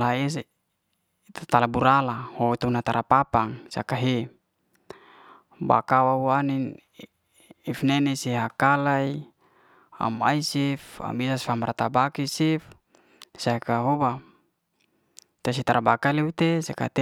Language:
Liana-Seti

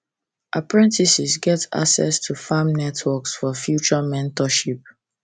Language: Nigerian Pidgin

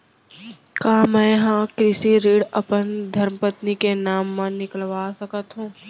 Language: Chhattisgarhi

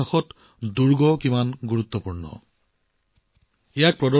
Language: Assamese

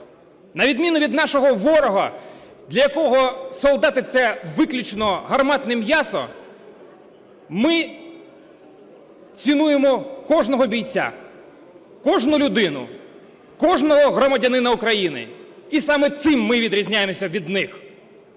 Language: Ukrainian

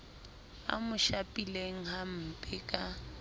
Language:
Southern Sotho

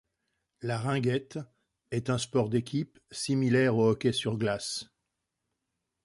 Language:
French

